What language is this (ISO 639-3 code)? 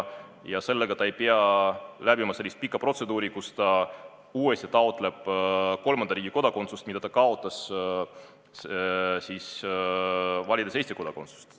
est